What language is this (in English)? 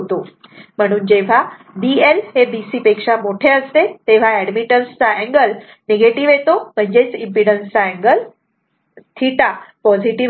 Marathi